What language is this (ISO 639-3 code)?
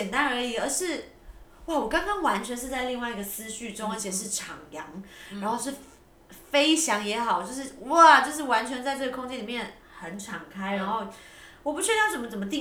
zho